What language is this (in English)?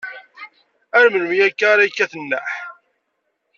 Kabyle